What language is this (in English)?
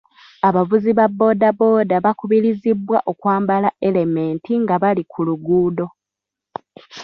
Ganda